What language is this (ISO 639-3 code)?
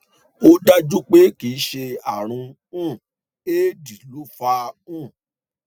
yor